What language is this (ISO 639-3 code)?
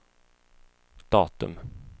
swe